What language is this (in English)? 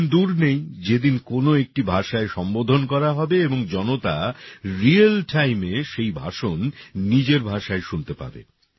Bangla